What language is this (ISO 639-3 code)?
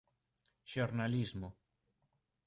glg